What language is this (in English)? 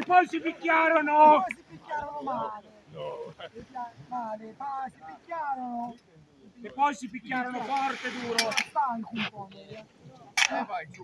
Italian